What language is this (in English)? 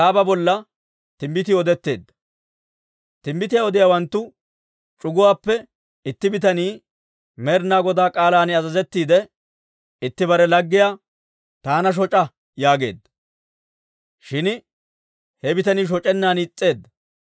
Dawro